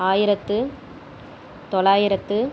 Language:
Tamil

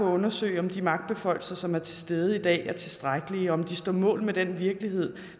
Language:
Danish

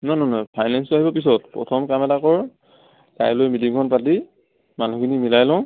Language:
Assamese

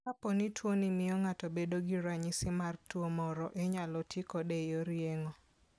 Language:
Luo (Kenya and Tanzania)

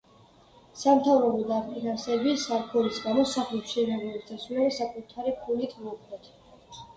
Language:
Georgian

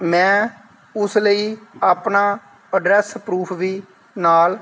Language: Punjabi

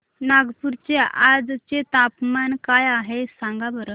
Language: Marathi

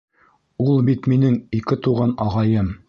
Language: Bashkir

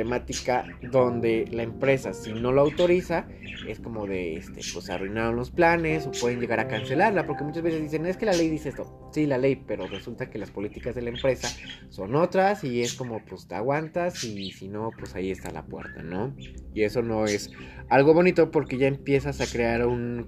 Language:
Spanish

